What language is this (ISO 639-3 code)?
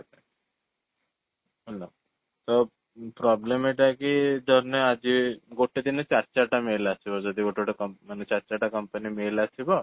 ori